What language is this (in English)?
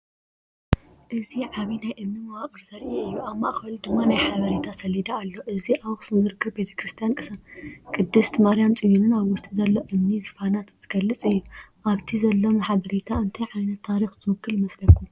Tigrinya